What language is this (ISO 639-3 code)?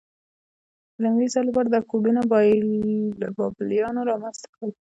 pus